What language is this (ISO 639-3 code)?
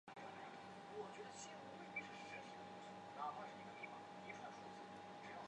zho